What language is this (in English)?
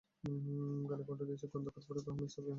Bangla